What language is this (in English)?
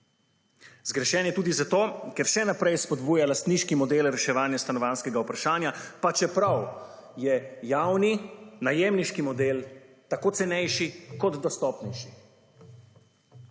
Slovenian